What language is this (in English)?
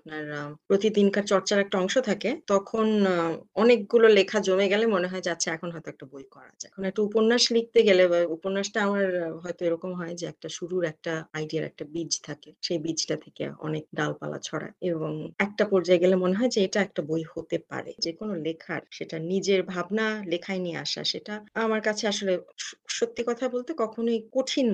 Bangla